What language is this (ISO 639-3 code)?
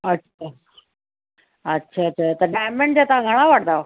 snd